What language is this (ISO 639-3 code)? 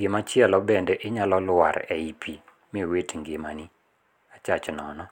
luo